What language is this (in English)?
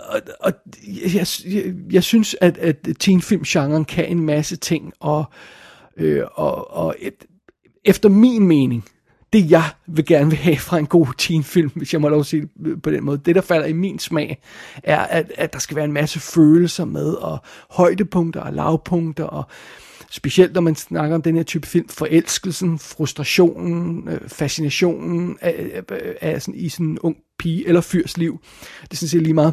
Danish